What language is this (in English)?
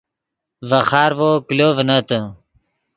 Yidgha